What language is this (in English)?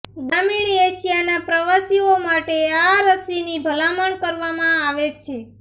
Gujarati